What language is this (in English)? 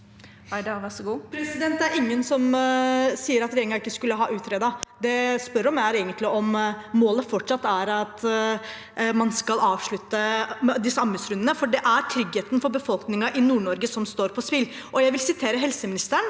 Norwegian